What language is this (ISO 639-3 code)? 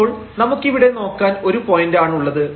mal